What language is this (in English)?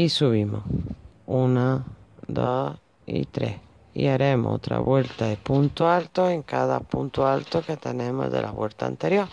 Spanish